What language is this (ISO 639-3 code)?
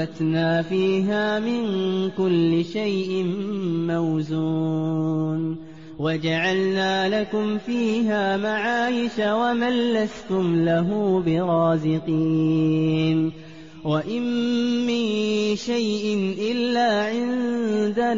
ara